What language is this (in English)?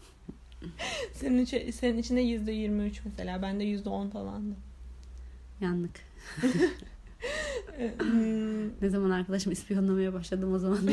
Turkish